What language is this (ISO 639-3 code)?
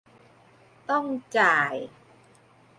tha